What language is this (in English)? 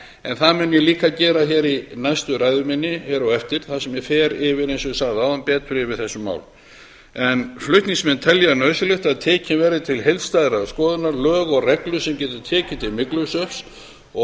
Icelandic